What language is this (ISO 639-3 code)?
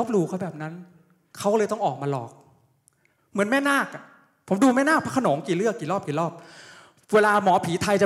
tha